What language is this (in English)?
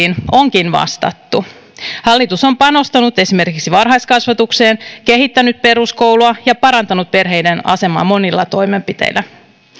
Finnish